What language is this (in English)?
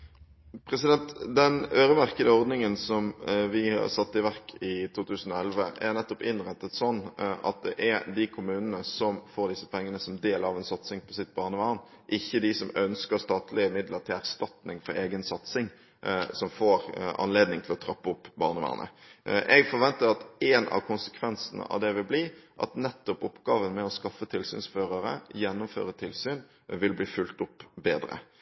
Norwegian Bokmål